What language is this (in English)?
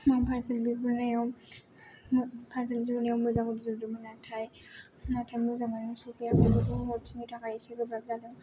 Bodo